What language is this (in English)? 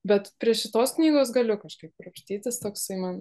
Lithuanian